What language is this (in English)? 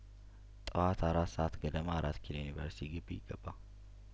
Amharic